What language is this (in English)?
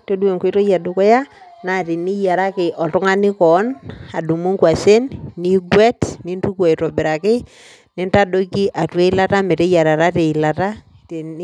Masai